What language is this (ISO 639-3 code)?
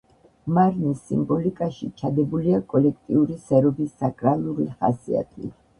kat